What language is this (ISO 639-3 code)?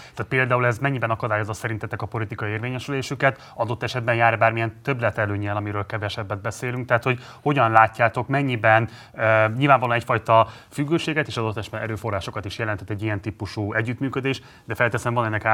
hun